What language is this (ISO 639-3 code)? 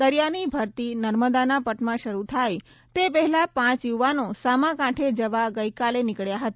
guj